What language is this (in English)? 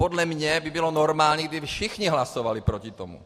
Czech